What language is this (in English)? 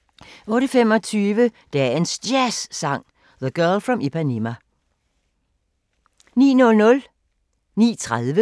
Danish